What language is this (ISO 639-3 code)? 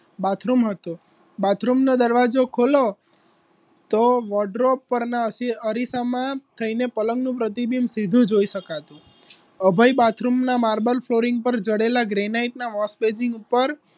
guj